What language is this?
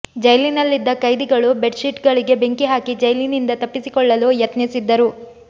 Kannada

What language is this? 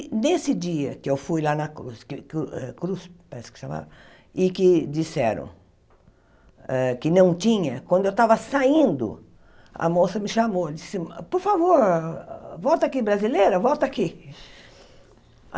Portuguese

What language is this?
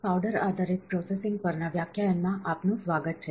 Gujarati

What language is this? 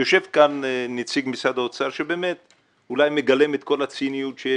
Hebrew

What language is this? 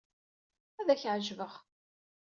Kabyle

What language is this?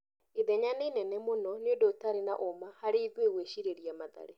Kikuyu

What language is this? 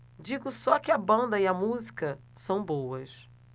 Portuguese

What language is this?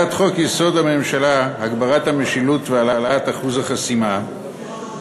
Hebrew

